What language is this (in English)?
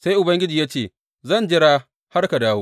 Hausa